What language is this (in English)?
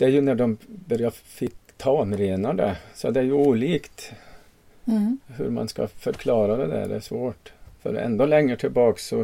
Swedish